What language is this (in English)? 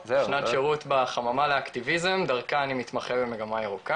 Hebrew